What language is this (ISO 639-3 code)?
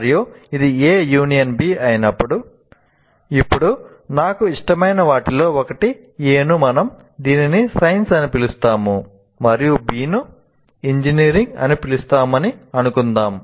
tel